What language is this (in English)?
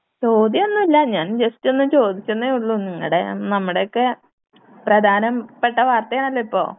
Malayalam